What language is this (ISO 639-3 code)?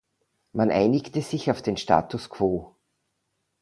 deu